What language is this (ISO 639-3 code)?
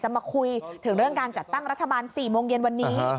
tha